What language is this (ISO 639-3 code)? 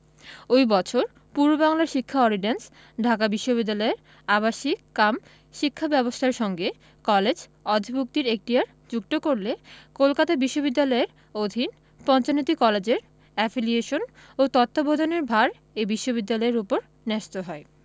ben